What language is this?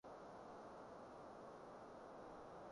Cantonese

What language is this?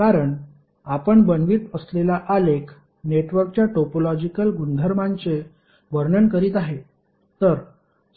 Marathi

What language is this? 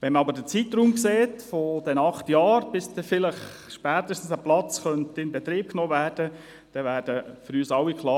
Swiss German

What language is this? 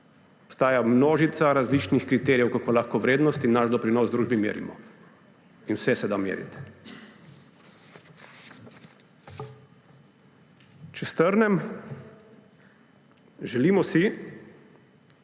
Slovenian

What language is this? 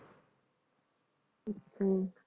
Punjabi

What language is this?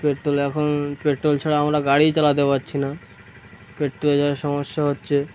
Bangla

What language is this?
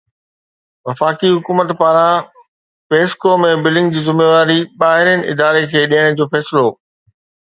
Sindhi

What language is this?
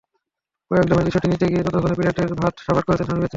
Bangla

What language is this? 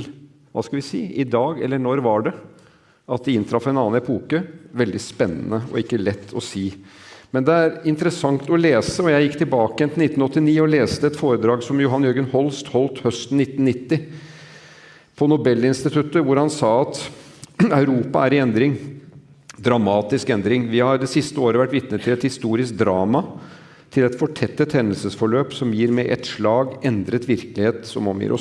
Norwegian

